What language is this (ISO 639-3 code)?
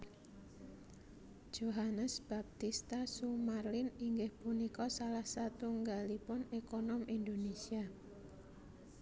jav